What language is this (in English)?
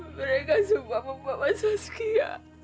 Indonesian